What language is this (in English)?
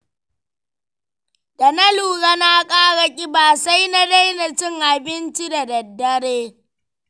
Hausa